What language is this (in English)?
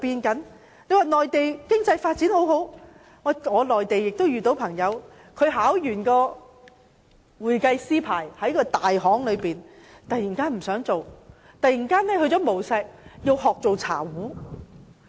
Cantonese